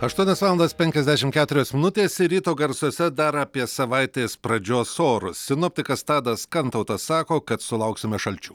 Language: Lithuanian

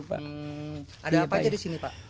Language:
Indonesian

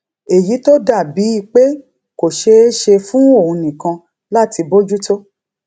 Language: Yoruba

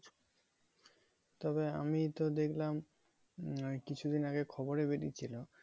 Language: Bangla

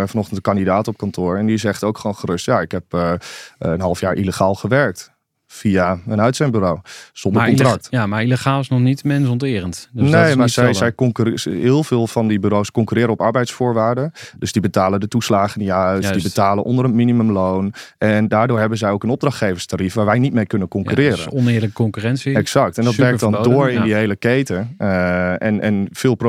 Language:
Dutch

